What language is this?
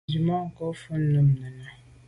Medumba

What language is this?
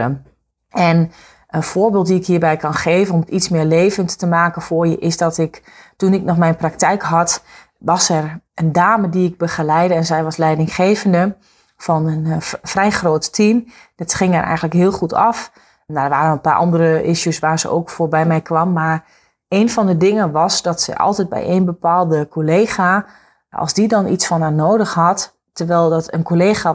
Dutch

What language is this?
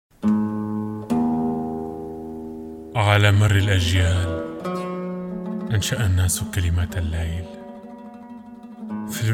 Arabic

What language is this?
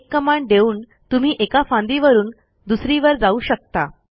Marathi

